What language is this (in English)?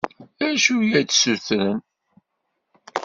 Kabyle